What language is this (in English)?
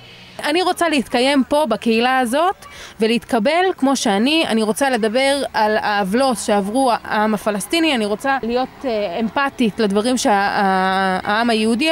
Hebrew